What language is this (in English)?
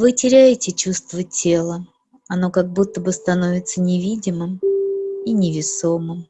Russian